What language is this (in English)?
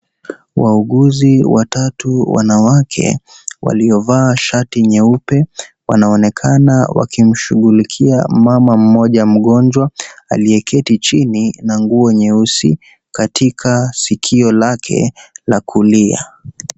Swahili